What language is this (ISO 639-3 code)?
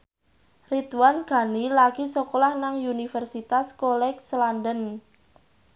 jav